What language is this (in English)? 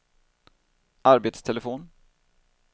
Swedish